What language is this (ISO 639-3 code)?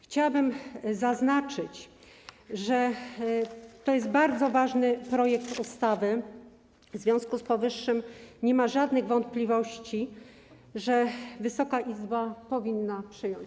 pol